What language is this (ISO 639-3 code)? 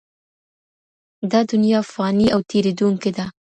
pus